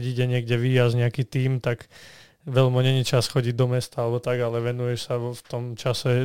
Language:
Slovak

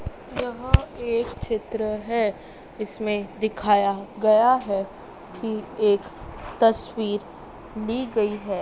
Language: Hindi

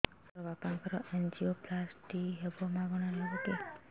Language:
Odia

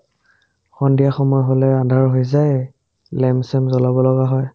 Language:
Assamese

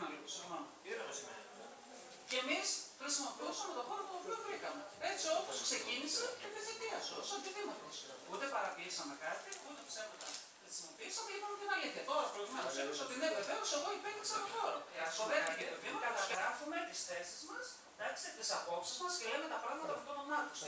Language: Greek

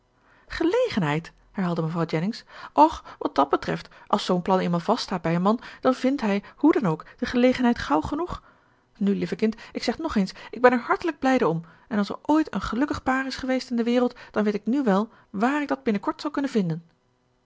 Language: Dutch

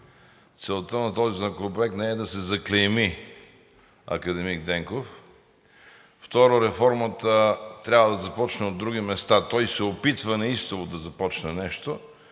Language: Bulgarian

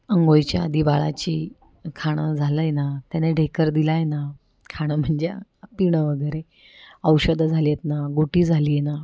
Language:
Marathi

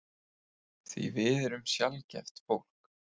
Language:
Icelandic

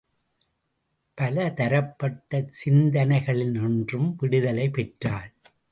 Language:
Tamil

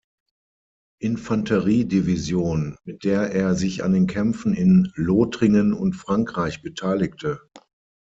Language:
German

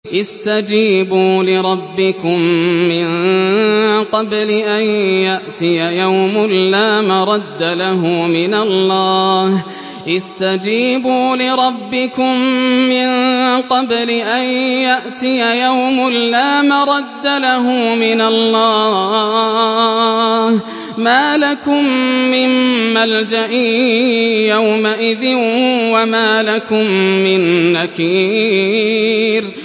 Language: Arabic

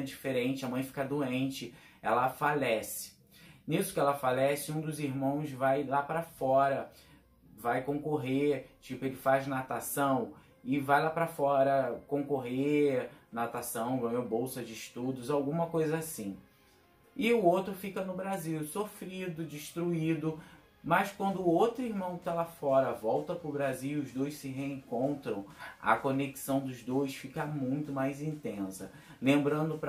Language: Portuguese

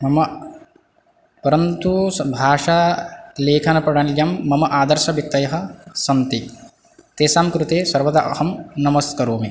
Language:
Sanskrit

